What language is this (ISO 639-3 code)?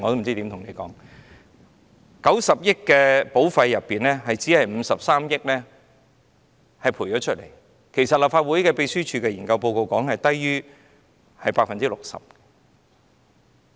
yue